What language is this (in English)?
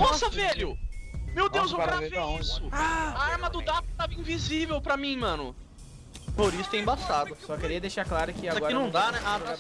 Portuguese